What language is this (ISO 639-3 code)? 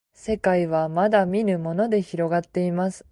jpn